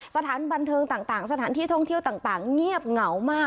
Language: Thai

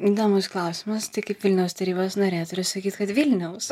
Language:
Lithuanian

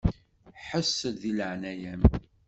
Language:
Kabyle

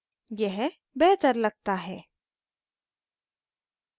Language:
Hindi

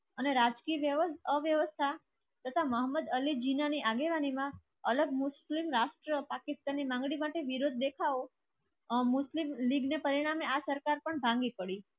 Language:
Gujarati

